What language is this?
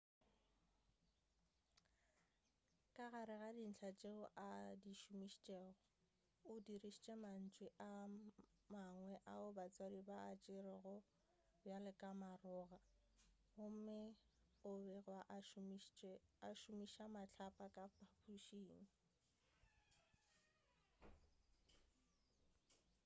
Northern Sotho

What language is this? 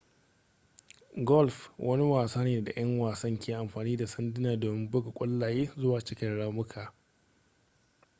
Hausa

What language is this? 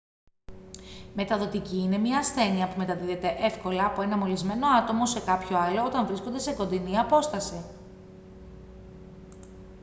Greek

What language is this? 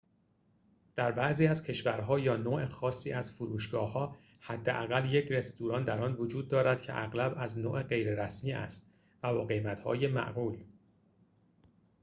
Persian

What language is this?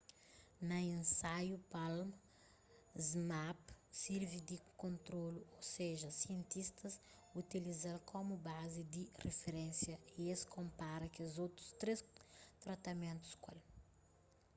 Kabuverdianu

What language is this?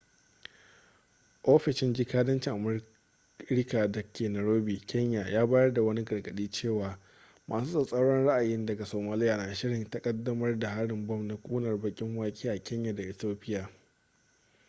Hausa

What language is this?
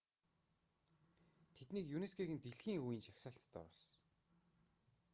Mongolian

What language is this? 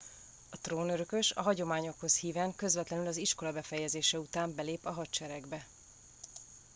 Hungarian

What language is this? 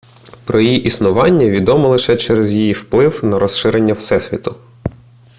Ukrainian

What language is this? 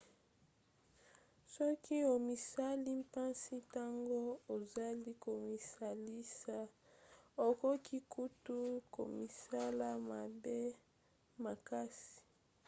Lingala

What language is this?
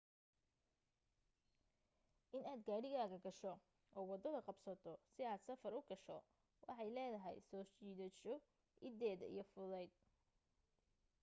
Somali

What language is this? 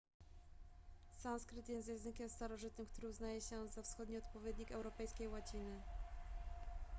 Polish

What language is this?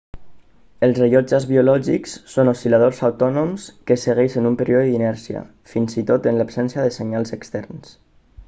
Catalan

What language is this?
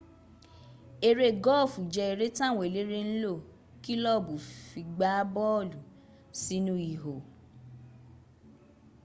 Yoruba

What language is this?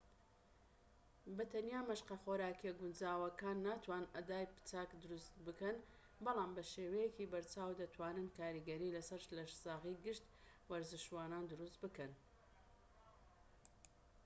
Central Kurdish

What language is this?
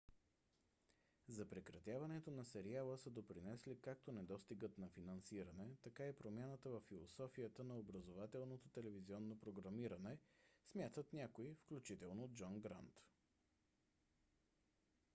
Bulgarian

